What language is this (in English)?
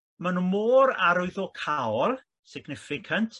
Welsh